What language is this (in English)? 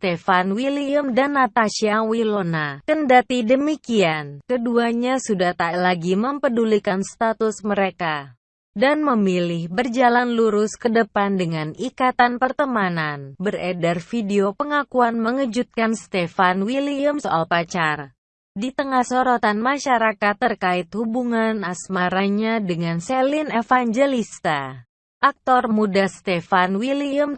Indonesian